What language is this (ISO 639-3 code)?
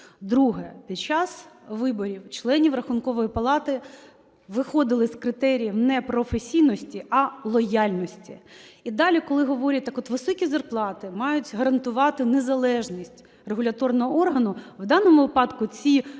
ukr